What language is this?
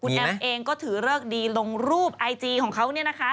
Thai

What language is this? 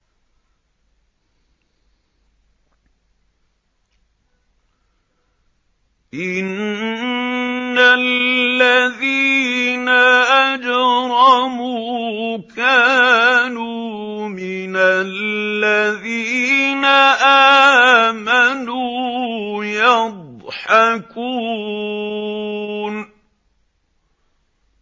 Arabic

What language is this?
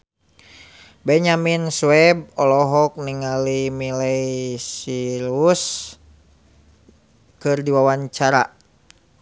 Sundanese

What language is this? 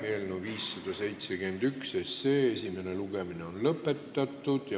Estonian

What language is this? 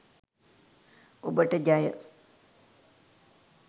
Sinhala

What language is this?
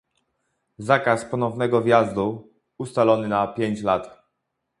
Polish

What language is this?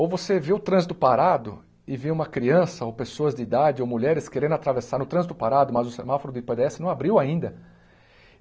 Portuguese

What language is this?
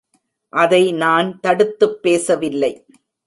Tamil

